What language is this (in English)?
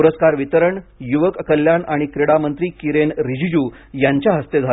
Marathi